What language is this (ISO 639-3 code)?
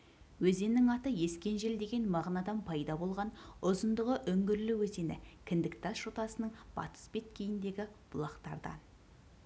kaz